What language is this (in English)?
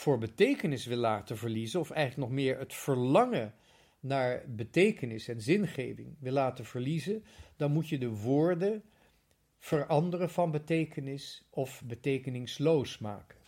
Dutch